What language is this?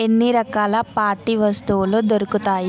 Telugu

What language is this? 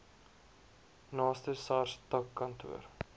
Afrikaans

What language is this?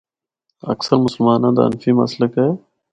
Northern Hindko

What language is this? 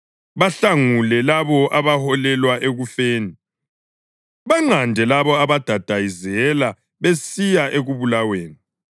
North Ndebele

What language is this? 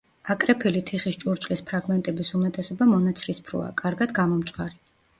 Georgian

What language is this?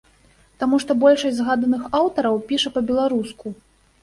Belarusian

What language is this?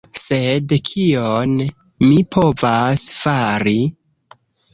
Esperanto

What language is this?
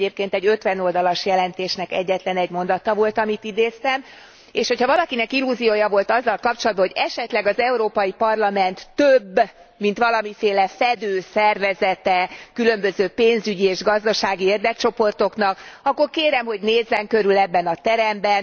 Hungarian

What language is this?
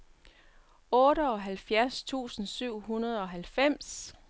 Danish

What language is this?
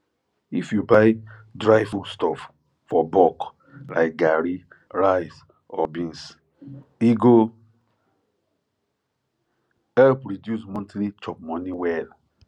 Nigerian Pidgin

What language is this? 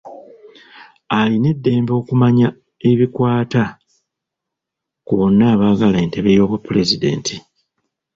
Ganda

